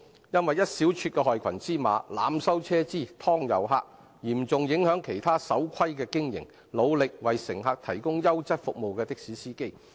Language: Cantonese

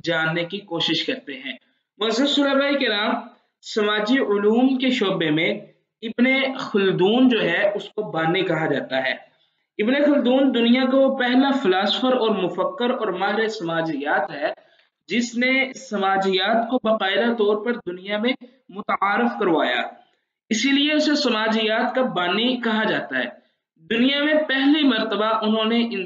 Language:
Hindi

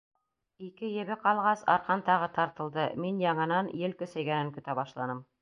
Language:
Bashkir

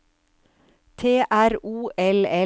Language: Norwegian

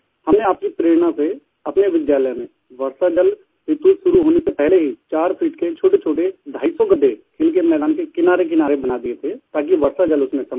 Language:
Hindi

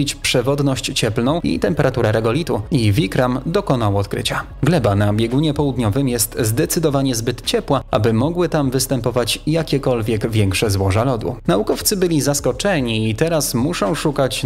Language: Polish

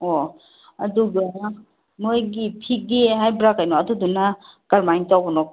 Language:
Manipuri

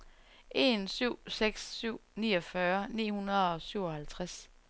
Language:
Danish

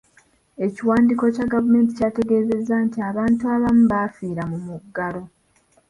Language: Ganda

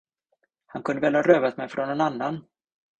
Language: Swedish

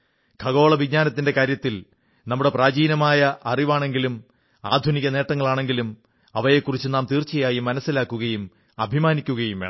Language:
Malayalam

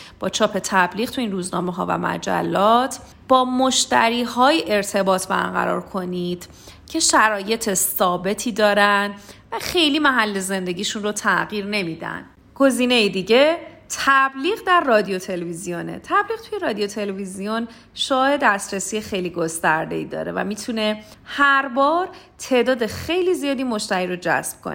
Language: Persian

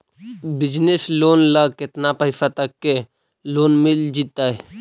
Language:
Magahi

